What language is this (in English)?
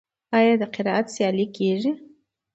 Pashto